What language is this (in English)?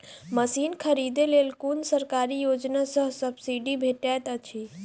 Maithili